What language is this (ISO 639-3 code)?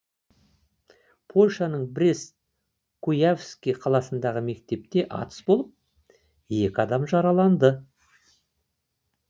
kaz